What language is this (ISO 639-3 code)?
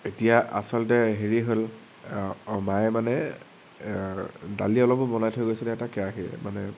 asm